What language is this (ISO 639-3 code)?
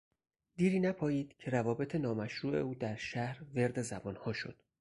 fas